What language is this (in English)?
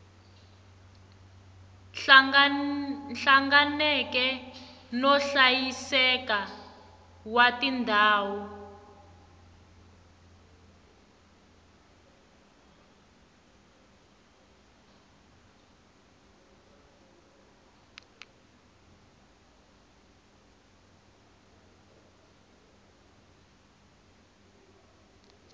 Tsonga